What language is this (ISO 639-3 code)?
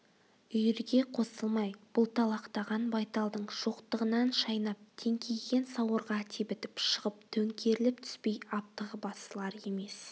kaz